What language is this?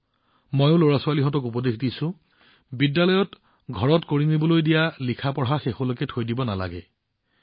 Assamese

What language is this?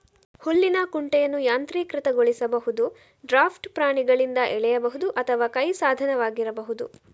Kannada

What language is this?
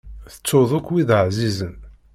Kabyle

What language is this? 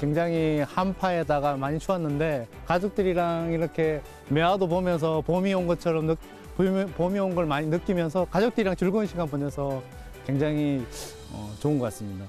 Korean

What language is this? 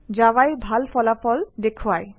Assamese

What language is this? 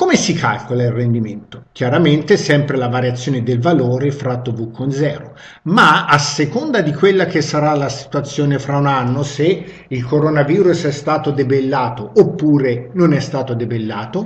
Italian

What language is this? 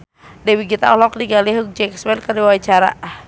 Sundanese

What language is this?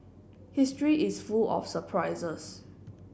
English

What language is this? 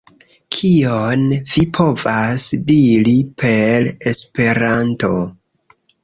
Esperanto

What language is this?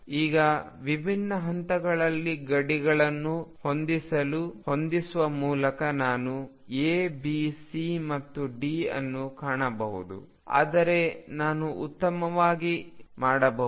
Kannada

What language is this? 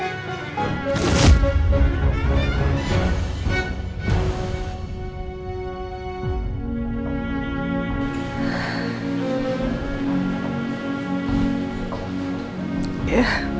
Indonesian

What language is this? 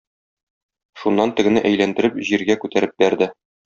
Tatar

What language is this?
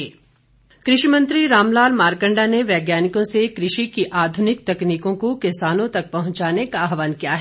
Hindi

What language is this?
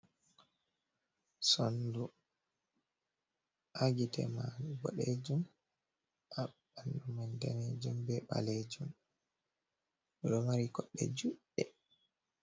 Fula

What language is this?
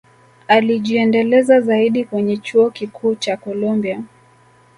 Swahili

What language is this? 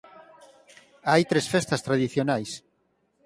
Galician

